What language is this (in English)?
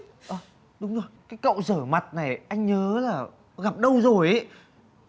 Vietnamese